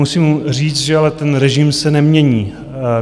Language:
Czech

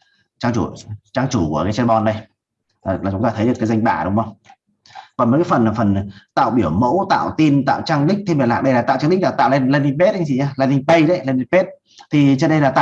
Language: Vietnamese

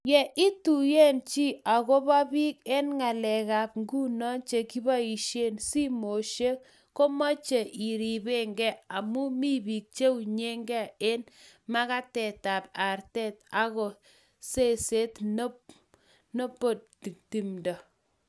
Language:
Kalenjin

